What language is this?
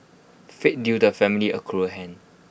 English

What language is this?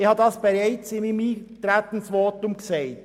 Swiss German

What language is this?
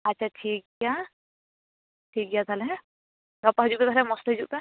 Santali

